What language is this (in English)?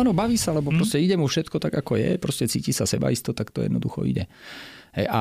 Slovak